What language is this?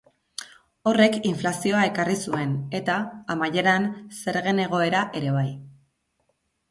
Basque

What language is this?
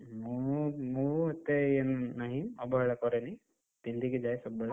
Odia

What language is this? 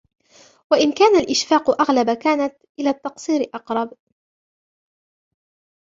Arabic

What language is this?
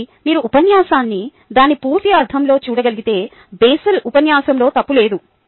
Telugu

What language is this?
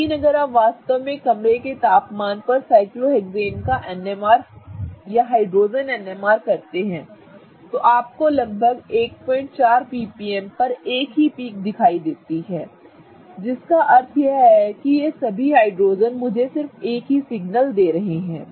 Hindi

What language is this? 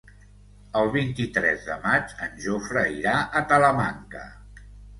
Catalan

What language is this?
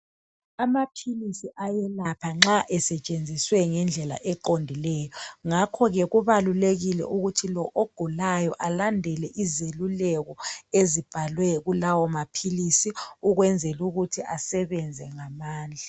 North Ndebele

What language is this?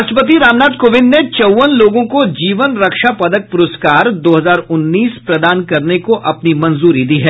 Hindi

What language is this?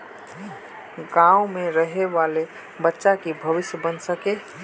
Magahi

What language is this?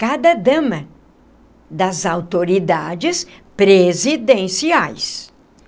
Portuguese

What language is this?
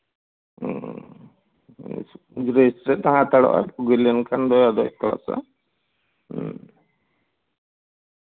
Santali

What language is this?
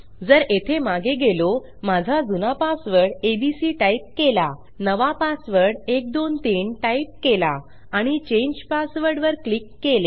Marathi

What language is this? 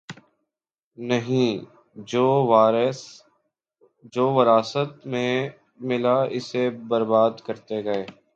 Urdu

